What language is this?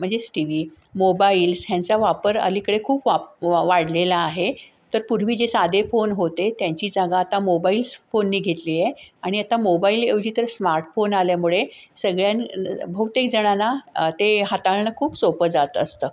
Marathi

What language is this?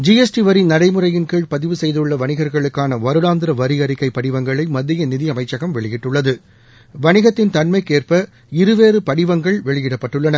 Tamil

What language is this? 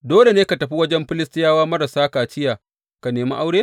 Hausa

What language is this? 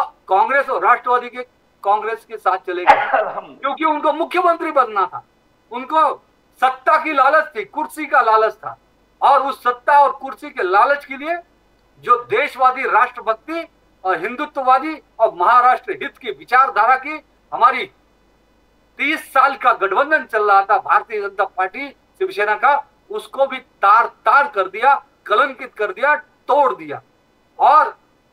Hindi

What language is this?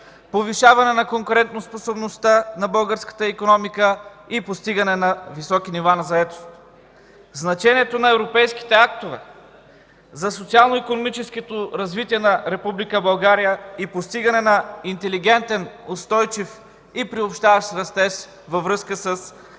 Bulgarian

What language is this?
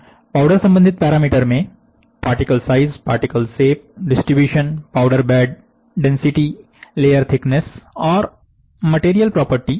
Hindi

